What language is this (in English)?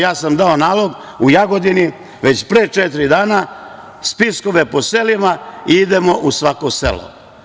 Serbian